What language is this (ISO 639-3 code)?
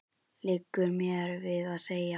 isl